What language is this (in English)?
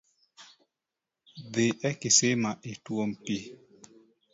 Luo (Kenya and Tanzania)